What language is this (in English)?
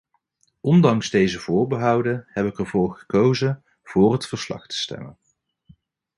Dutch